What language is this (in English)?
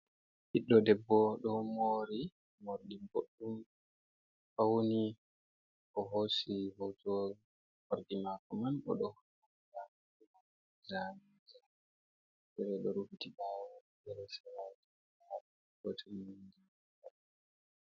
Fula